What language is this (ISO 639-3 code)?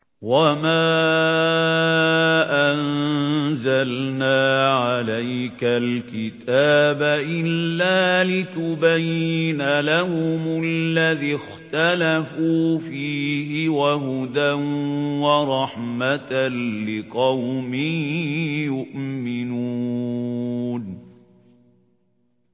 ara